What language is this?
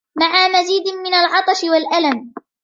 Arabic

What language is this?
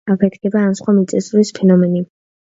Georgian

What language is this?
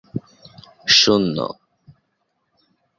Bangla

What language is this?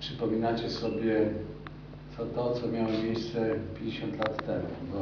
Polish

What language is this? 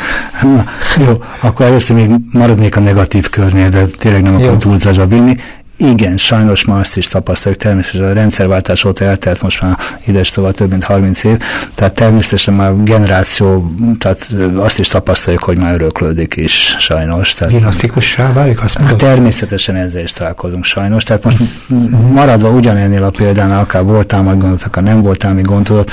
Hungarian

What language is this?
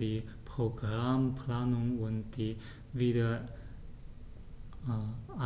German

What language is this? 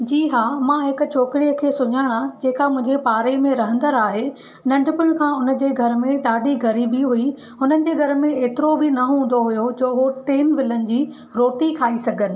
Sindhi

